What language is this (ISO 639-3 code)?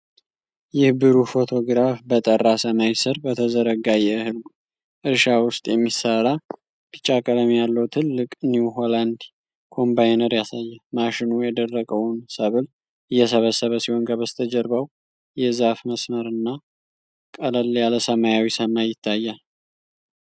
amh